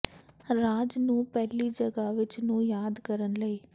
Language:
Punjabi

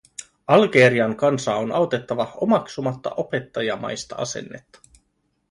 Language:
Finnish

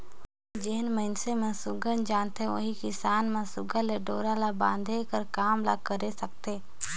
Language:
Chhattisgarhi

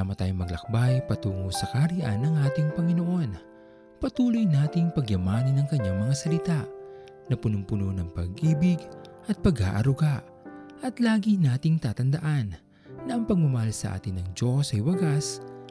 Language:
Filipino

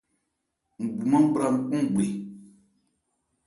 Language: Ebrié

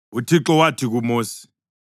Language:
North Ndebele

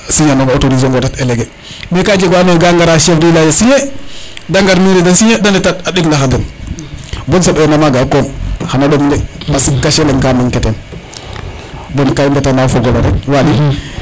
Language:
Serer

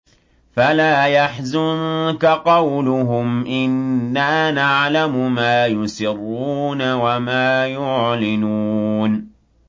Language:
Arabic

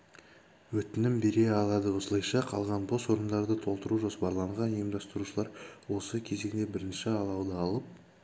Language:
Kazakh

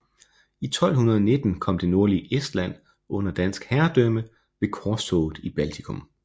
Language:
Danish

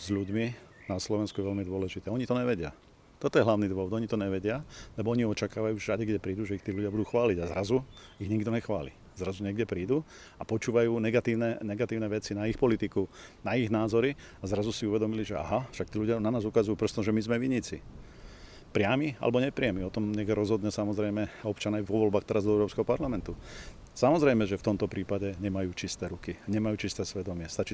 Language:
Slovak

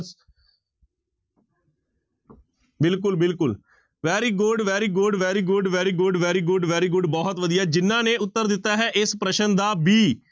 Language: Punjabi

